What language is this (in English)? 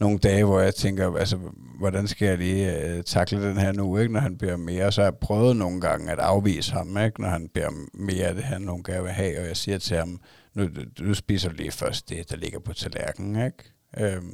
Danish